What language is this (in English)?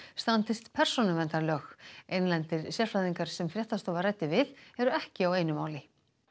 Icelandic